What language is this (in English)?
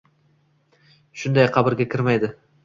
Uzbek